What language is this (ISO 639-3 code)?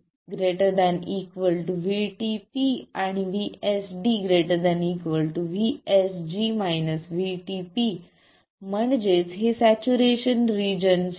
mar